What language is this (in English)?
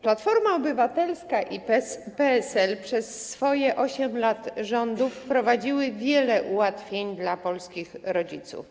Polish